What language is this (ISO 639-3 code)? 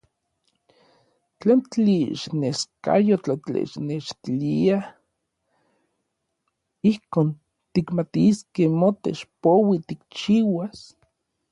nlv